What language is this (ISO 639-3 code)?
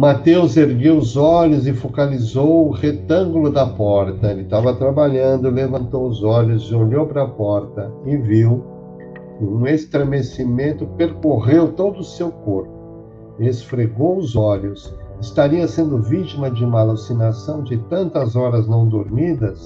por